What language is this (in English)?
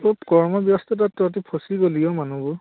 Assamese